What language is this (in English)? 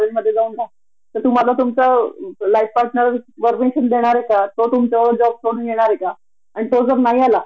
Marathi